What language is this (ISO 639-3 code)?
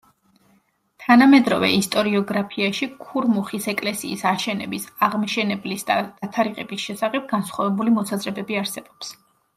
kat